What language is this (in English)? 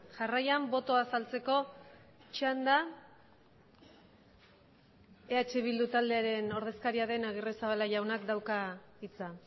Basque